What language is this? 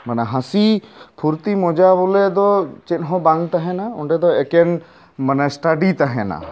Santali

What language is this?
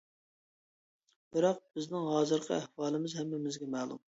Uyghur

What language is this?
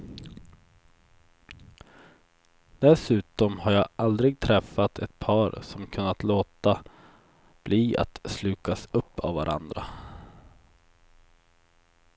Swedish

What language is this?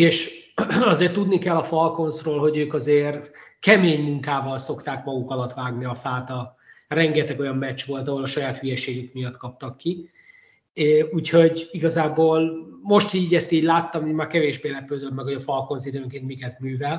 Hungarian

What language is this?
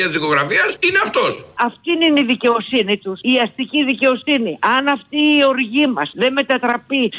Greek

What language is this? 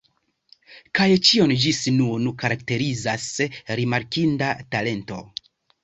Esperanto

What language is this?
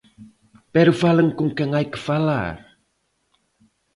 Galician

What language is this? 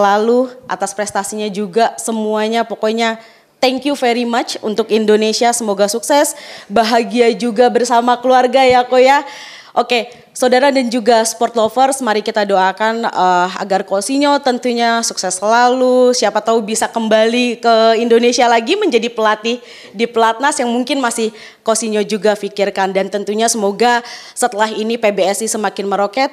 Indonesian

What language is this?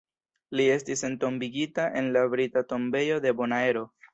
Esperanto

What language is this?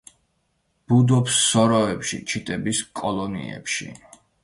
Georgian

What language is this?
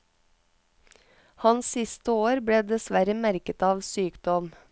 Norwegian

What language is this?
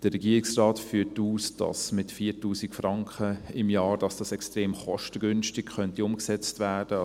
Swiss German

